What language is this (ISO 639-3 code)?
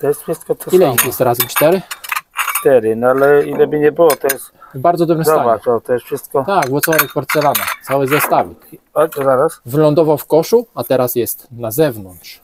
pol